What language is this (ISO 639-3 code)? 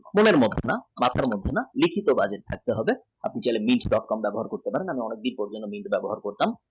ben